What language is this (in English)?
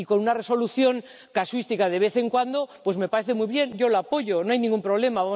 Spanish